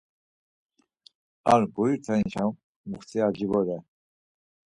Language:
Laz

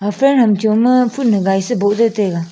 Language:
Wancho Naga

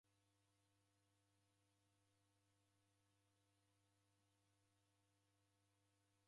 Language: Taita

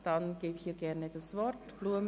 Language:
Swiss German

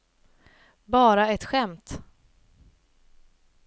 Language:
Swedish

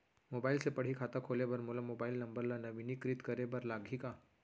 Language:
Chhattisgarhi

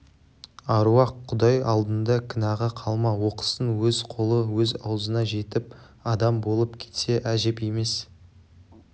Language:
Kazakh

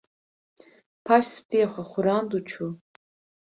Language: Kurdish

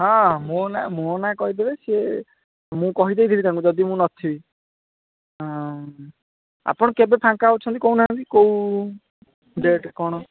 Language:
Odia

